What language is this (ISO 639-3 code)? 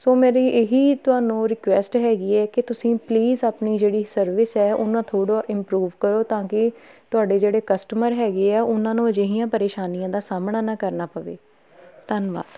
pan